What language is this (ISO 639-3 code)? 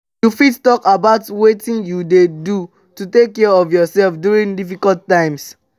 pcm